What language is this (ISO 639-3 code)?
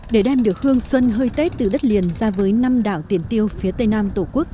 vie